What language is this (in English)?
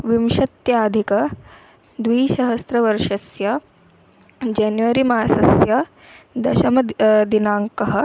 Sanskrit